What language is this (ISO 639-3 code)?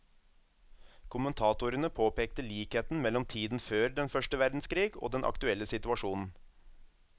nor